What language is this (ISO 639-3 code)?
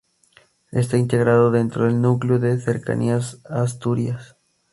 spa